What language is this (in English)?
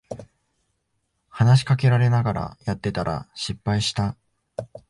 Japanese